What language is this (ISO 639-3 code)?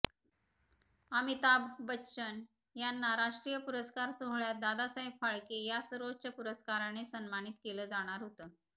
mar